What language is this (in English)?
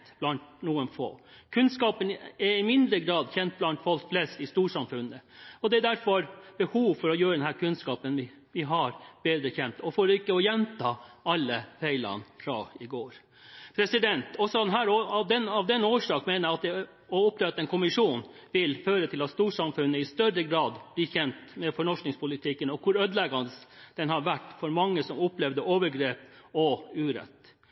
Norwegian Bokmål